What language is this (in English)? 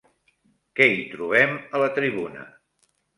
Catalan